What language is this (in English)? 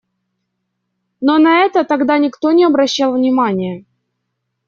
Russian